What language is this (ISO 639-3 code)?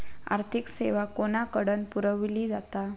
mar